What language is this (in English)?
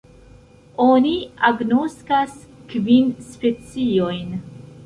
Esperanto